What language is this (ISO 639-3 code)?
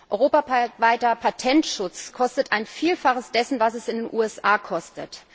deu